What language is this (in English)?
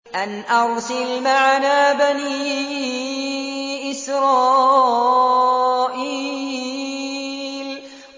Arabic